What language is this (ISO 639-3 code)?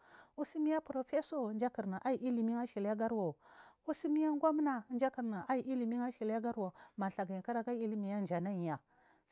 mfm